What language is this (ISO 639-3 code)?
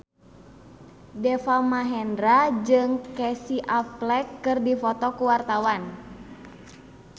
sun